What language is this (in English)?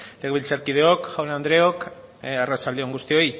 Basque